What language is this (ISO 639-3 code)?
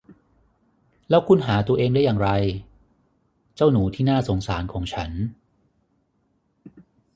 tha